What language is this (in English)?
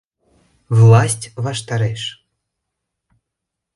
Mari